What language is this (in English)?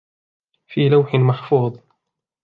Arabic